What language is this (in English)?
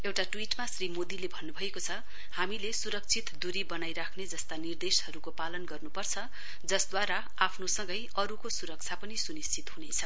Nepali